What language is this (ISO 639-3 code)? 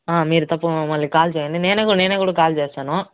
tel